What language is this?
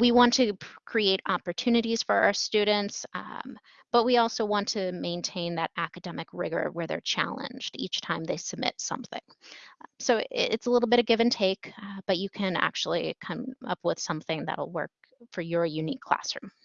English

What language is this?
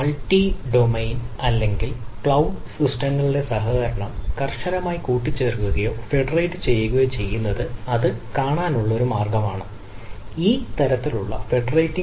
Malayalam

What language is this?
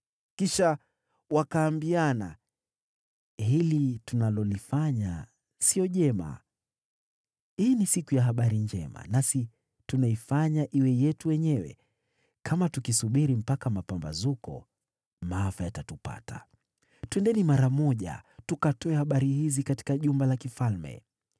Swahili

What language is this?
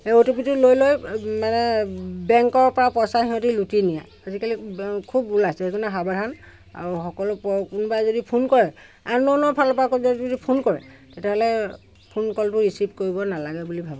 Assamese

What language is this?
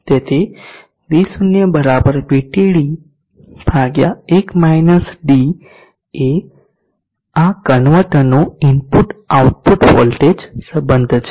Gujarati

